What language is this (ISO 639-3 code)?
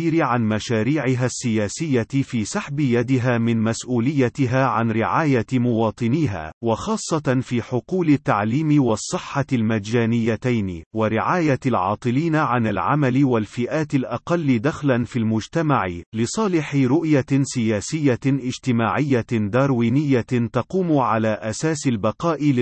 ara